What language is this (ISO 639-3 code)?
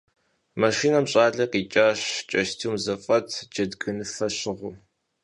kbd